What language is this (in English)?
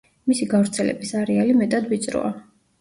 Georgian